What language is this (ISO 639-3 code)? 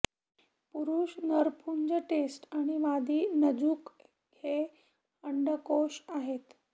mar